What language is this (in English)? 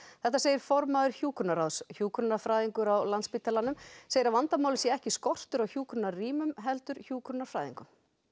Icelandic